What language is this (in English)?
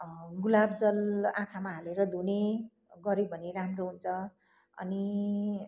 Nepali